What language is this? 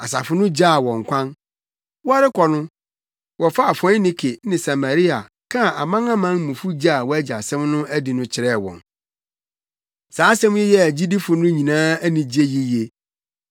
Akan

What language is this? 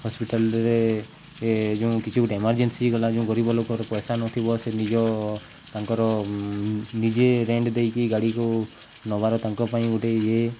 Odia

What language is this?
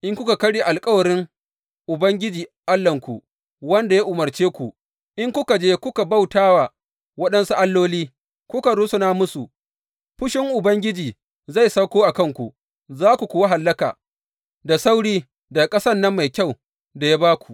Hausa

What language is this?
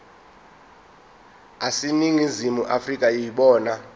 Zulu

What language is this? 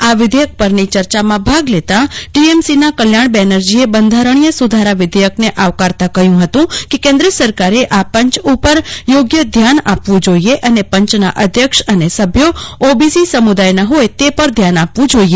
Gujarati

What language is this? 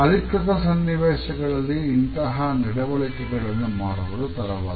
Kannada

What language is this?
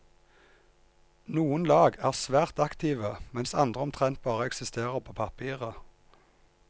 Norwegian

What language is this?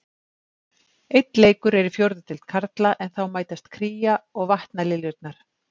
Icelandic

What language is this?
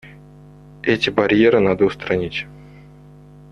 Russian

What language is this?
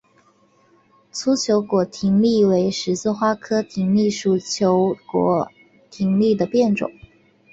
Chinese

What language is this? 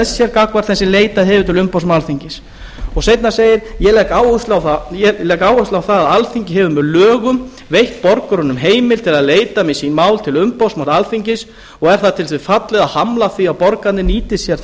Icelandic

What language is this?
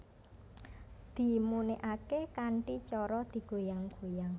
Javanese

